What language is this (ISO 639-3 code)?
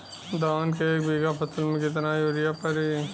bho